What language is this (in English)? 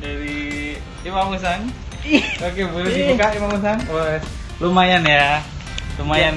Indonesian